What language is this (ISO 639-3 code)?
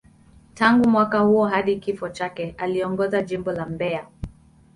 swa